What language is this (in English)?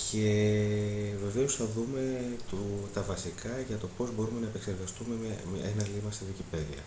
Greek